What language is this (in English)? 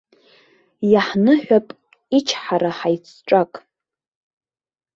Abkhazian